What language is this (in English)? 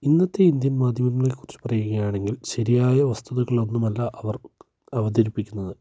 Malayalam